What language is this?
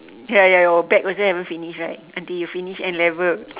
English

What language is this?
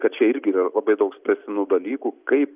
Lithuanian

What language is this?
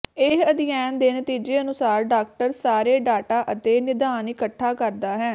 Punjabi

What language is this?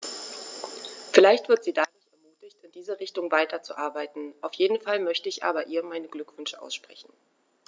German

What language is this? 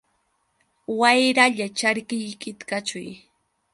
Yauyos Quechua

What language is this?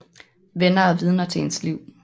Danish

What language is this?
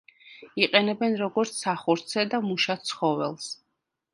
Georgian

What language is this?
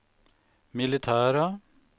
Swedish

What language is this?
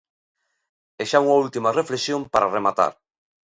Galician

